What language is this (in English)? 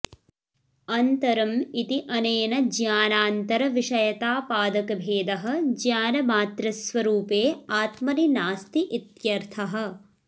Sanskrit